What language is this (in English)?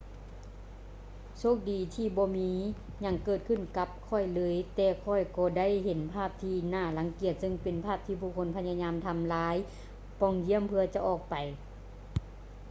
Lao